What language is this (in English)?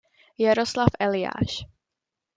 Czech